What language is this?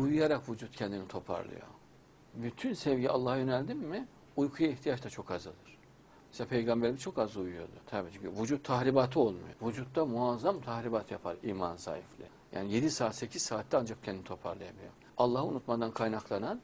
Turkish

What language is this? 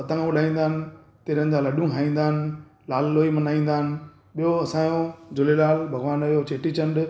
Sindhi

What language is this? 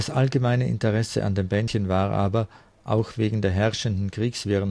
German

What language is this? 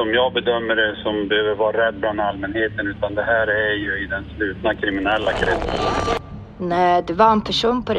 Swedish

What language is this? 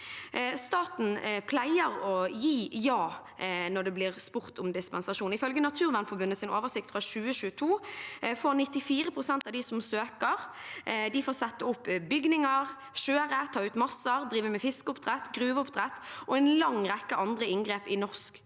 Norwegian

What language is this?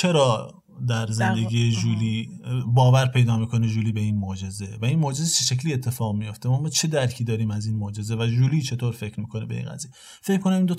Persian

